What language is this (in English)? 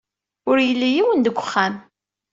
Kabyle